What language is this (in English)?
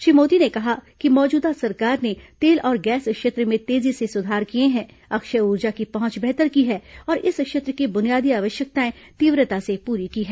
Hindi